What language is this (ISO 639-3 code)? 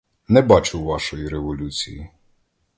ukr